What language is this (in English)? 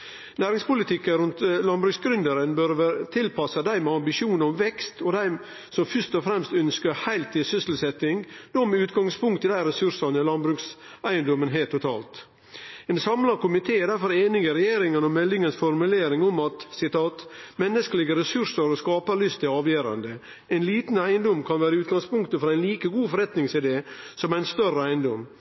Norwegian Nynorsk